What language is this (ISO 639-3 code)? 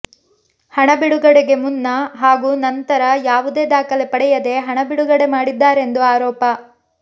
kan